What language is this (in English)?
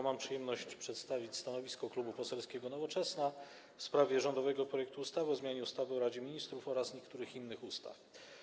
Polish